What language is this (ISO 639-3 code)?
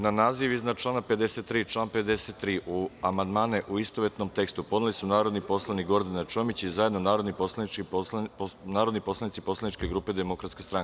srp